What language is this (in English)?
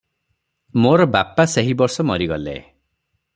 Odia